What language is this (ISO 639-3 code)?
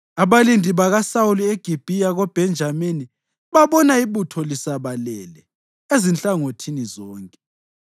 nde